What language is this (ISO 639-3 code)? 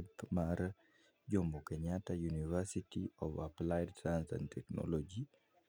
luo